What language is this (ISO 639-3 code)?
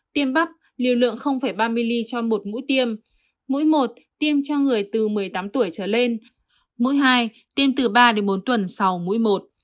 vie